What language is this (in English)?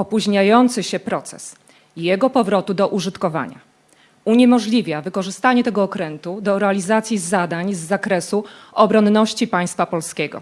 Polish